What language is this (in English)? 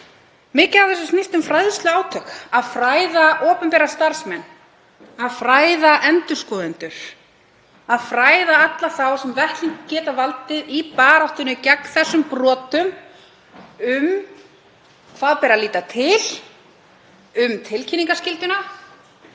Icelandic